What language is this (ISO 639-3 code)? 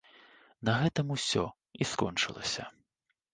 bel